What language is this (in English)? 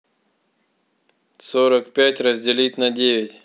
Russian